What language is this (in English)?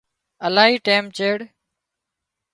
Wadiyara Koli